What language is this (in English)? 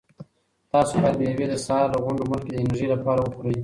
Pashto